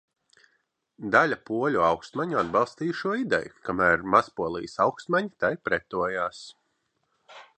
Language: Latvian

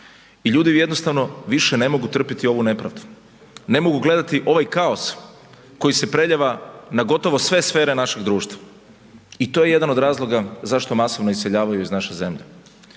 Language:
Croatian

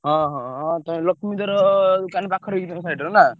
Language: Odia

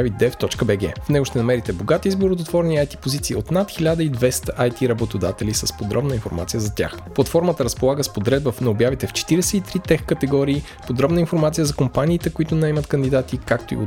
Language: Bulgarian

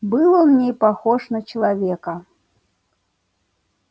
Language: Russian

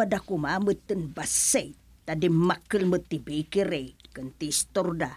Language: Filipino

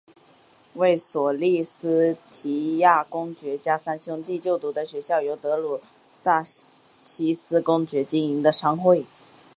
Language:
Chinese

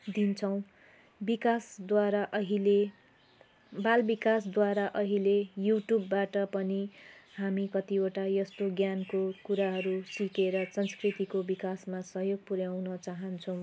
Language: Nepali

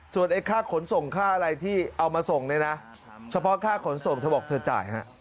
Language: Thai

